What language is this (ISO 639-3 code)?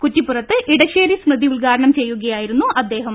mal